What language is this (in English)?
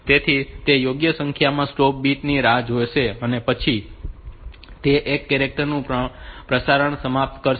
Gujarati